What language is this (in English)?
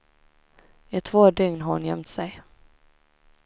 Swedish